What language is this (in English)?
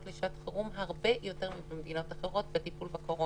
Hebrew